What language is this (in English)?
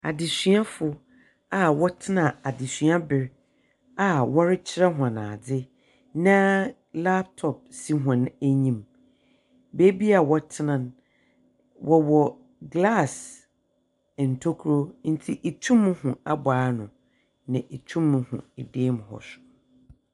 Akan